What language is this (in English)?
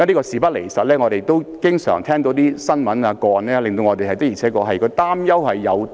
Cantonese